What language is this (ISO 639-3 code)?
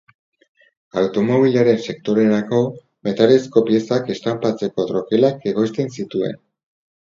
eus